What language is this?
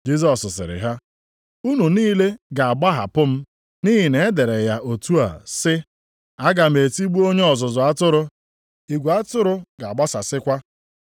Igbo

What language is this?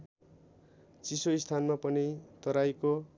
Nepali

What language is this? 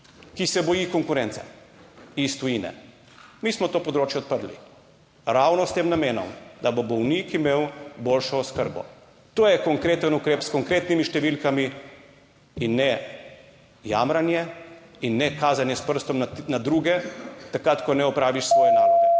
Slovenian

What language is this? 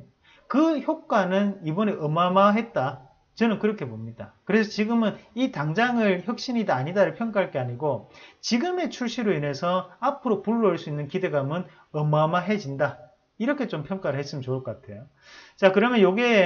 Korean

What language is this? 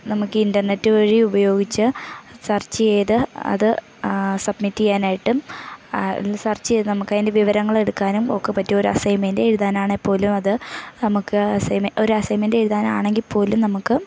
Malayalam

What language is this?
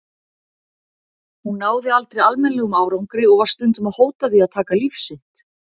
Icelandic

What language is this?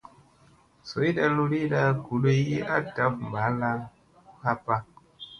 Musey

